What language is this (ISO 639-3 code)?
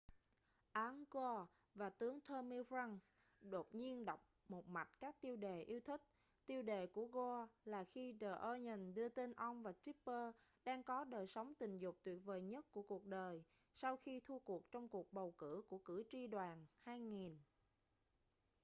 vie